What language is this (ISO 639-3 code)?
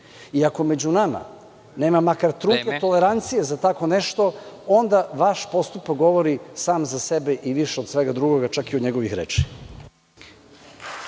srp